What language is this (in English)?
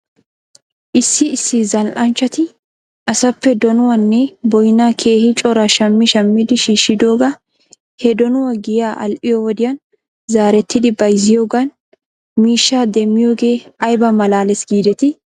Wolaytta